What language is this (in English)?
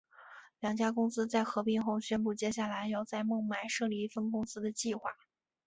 Chinese